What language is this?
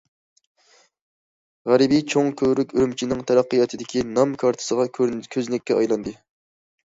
Uyghur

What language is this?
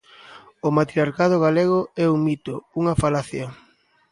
Galician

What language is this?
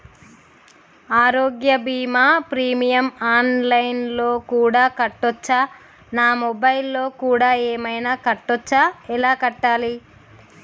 Telugu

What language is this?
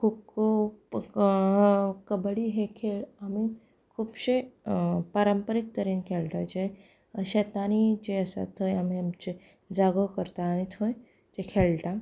Konkani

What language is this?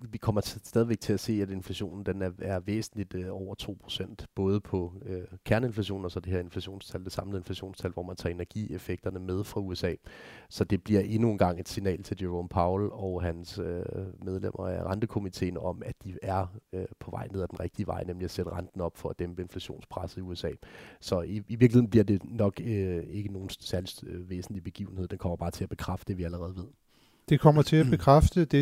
Danish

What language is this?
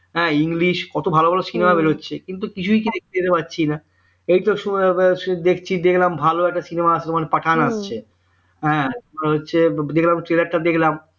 Bangla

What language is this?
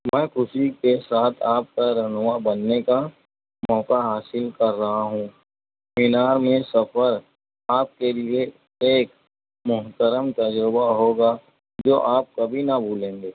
Urdu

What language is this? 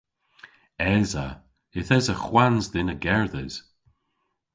Cornish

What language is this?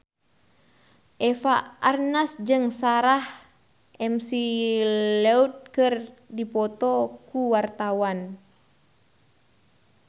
Sundanese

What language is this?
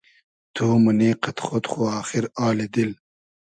Hazaragi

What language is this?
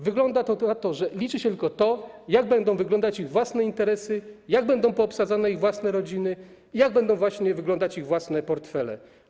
Polish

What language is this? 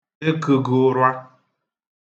Igbo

